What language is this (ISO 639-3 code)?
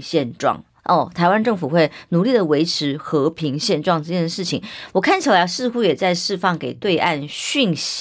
zho